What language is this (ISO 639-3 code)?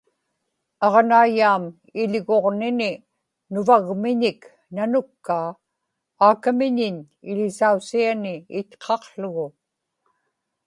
ipk